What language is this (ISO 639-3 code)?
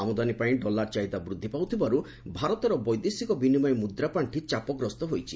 ori